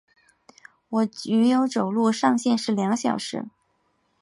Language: Chinese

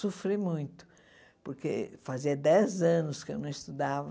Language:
Portuguese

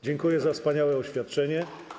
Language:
Polish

